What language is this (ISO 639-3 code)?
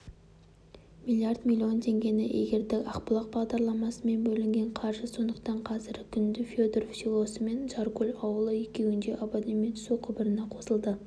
kaz